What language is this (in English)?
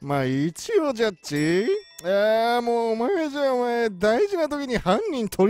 Japanese